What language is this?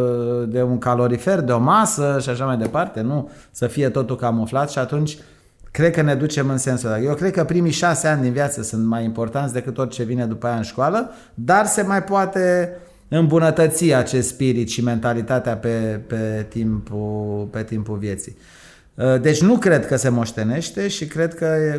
Romanian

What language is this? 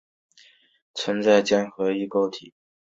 Chinese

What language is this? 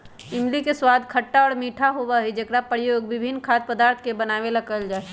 Magahi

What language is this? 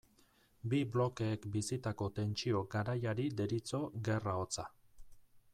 Basque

